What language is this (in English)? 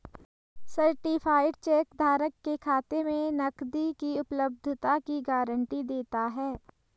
Hindi